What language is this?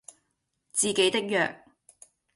Cantonese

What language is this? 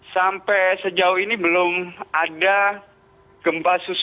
Indonesian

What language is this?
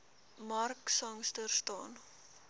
Afrikaans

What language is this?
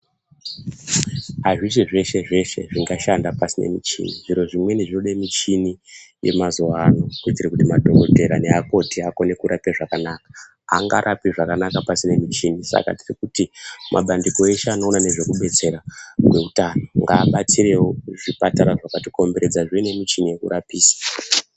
Ndau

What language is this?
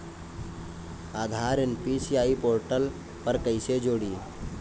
Bhojpuri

